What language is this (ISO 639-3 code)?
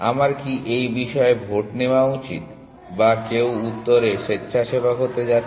ben